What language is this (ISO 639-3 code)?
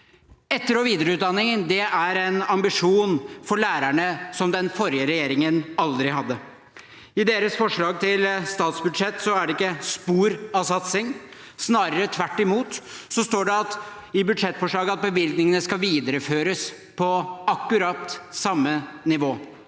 nor